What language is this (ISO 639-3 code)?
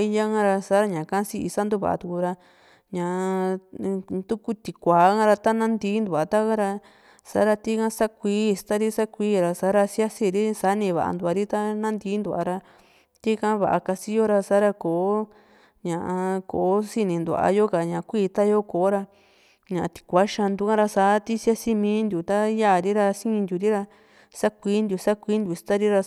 vmc